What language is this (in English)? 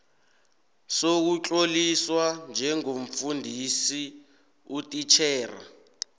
South Ndebele